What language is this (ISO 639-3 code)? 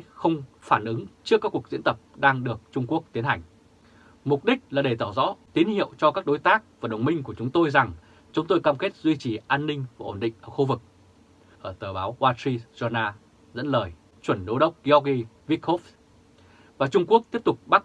vie